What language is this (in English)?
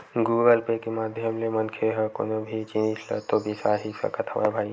Chhattisgarhi